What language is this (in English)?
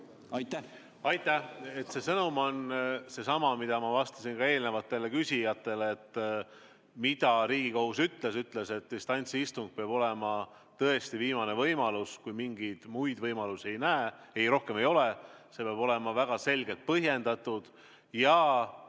Estonian